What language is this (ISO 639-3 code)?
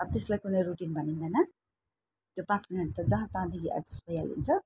nep